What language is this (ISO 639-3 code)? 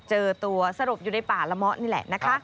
tha